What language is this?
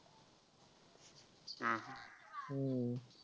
Marathi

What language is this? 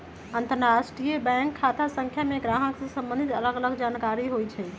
Magahi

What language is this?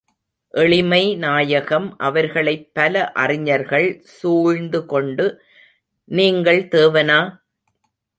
Tamil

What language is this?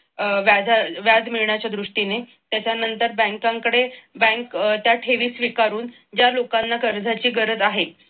Marathi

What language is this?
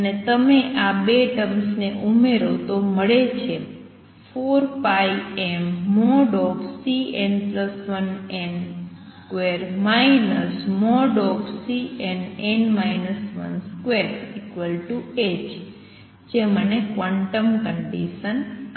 Gujarati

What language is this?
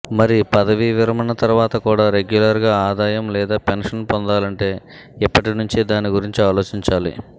Telugu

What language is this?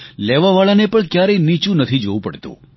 Gujarati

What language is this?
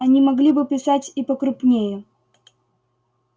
Russian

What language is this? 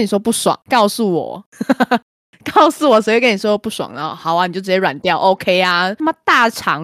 Chinese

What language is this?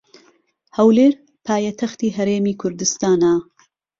Central Kurdish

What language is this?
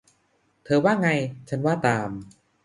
Thai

